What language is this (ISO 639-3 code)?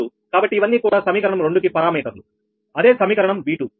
tel